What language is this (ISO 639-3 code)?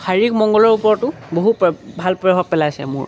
asm